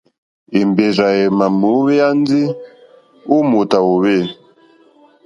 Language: Mokpwe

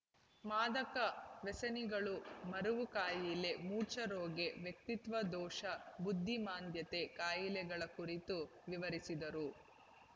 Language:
Kannada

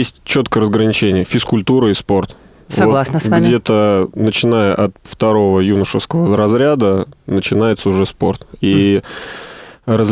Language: Russian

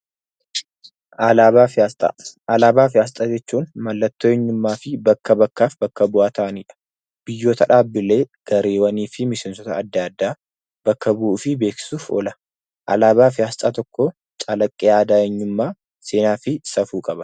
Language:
Oromo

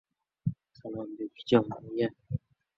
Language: Uzbek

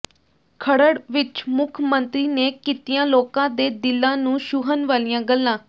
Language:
Punjabi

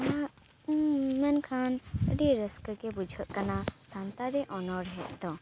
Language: Santali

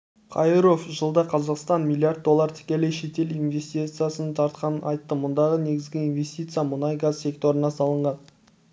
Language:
Kazakh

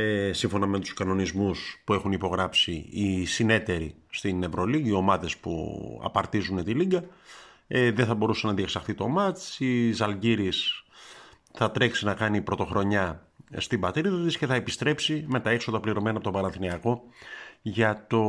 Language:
Greek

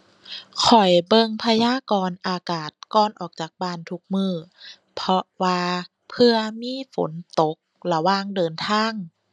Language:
Thai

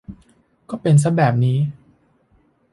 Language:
Thai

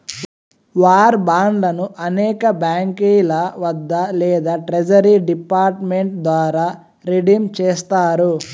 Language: Telugu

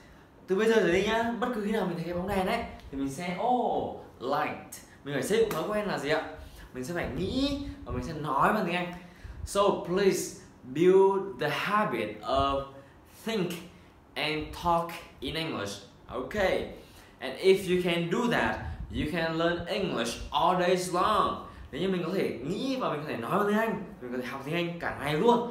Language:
Vietnamese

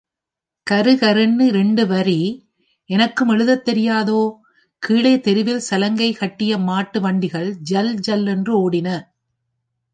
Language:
Tamil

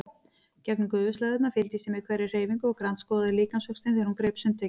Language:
Icelandic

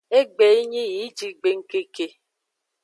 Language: Aja (Benin)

